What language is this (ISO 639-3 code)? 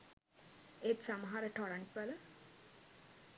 sin